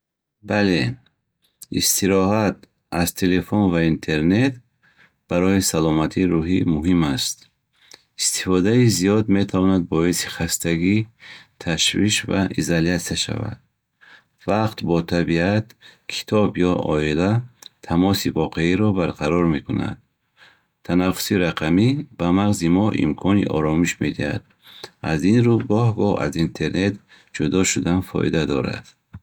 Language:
Bukharic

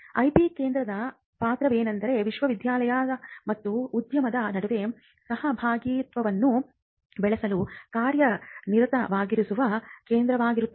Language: Kannada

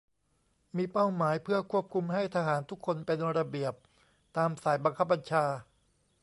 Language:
Thai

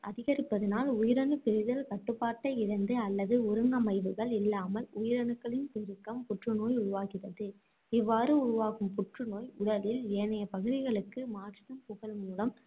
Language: Tamil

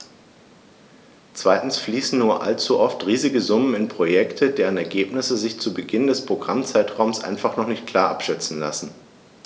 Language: German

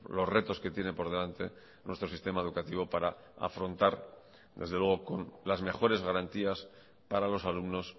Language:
Spanish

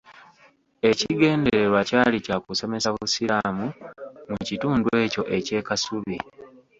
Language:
Ganda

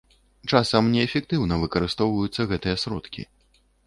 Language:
Belarusian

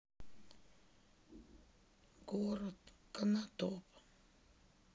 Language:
Russian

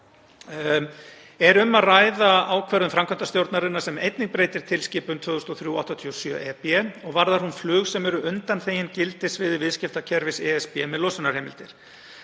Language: Icelandic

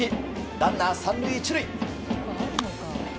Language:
Japanese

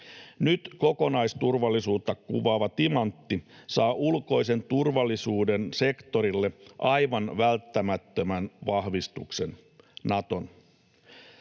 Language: Finnish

